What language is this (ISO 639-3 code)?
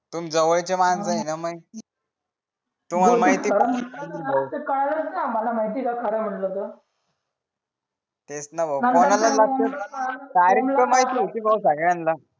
mar